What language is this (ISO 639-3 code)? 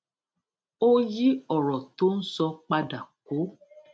yor